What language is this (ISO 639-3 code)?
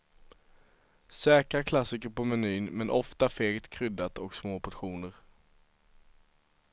swe